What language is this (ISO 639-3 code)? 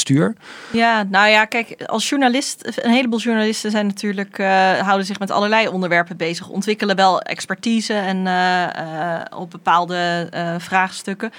nld